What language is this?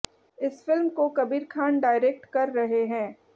Hindi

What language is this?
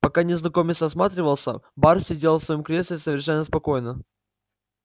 Russian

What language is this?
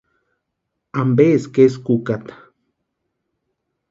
Western Highland Purepecha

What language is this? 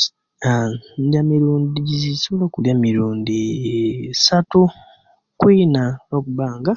Kenyi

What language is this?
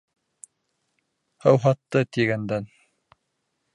Bashkir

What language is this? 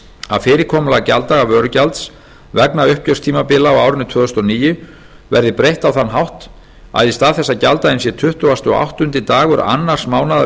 Icelandic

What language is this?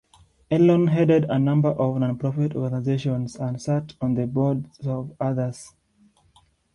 English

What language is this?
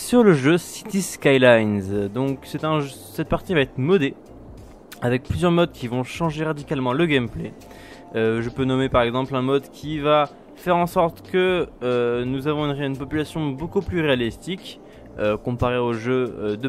French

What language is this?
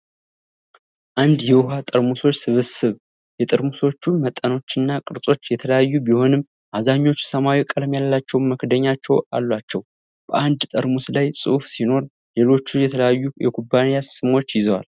Amharic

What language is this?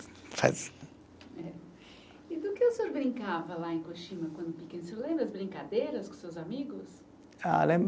Portuguese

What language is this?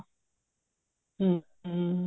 Punjabi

